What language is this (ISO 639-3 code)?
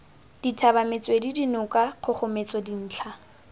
tsn